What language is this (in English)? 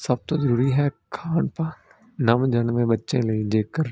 Punjabi